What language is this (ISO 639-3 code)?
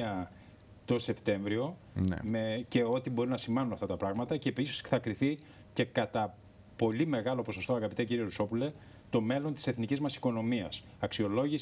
ell